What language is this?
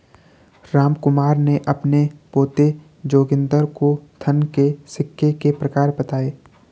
Hindi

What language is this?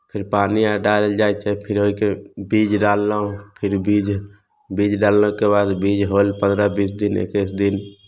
Maithili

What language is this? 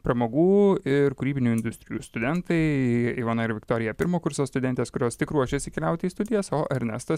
Lithuanian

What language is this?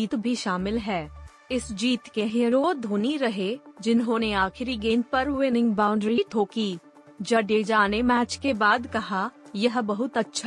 Hindi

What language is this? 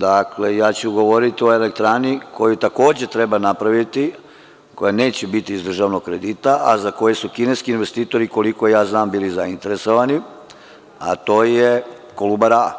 Serbian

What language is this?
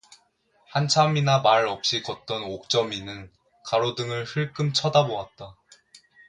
Korean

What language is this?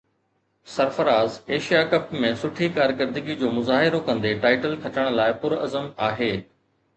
Sindhi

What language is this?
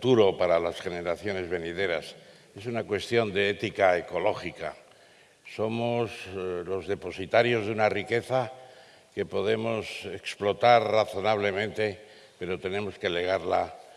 Spanish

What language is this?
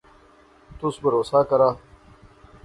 Pahari-Potwari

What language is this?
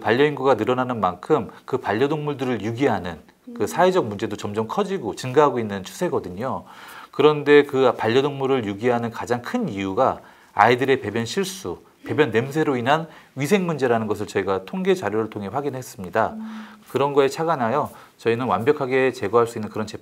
Korean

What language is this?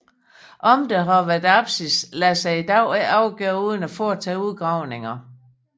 Danish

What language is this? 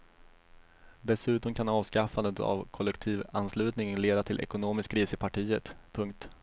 Swedish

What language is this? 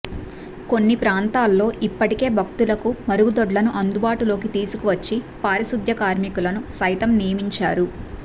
Telugu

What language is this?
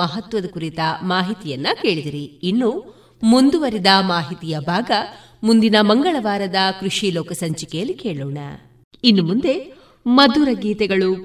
Kannada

